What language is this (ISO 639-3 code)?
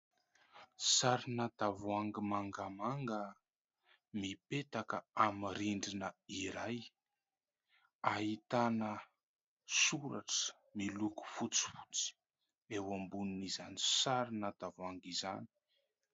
mlg